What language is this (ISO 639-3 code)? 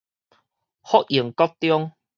nan